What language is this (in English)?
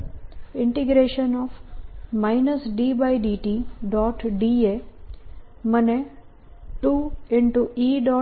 Gujarati